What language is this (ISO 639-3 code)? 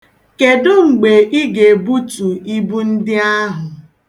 ibo